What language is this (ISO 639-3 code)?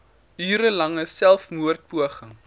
afr